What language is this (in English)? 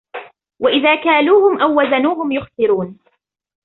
Arabic